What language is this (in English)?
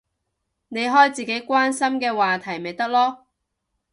Cantonese